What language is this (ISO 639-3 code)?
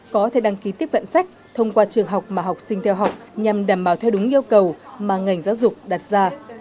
vie